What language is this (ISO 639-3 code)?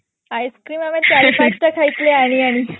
ori